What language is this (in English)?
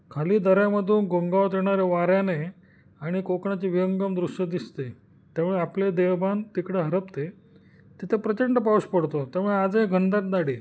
Marathi